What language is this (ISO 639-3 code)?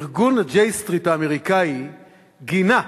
heb